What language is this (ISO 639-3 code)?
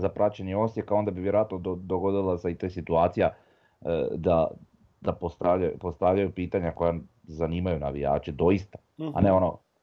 hrv